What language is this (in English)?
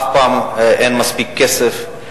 Hebrew